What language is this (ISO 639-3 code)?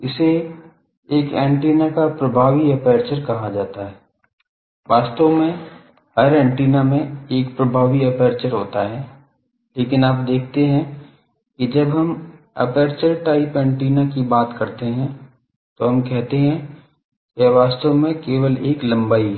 hin